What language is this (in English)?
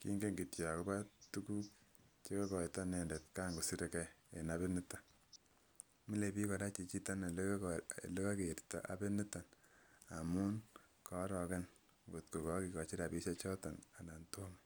Kalenjin